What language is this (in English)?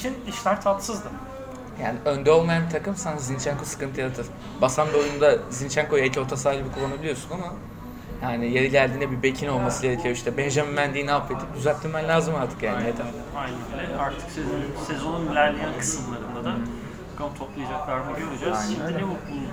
Turkish